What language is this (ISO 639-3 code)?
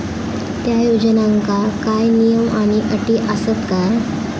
mar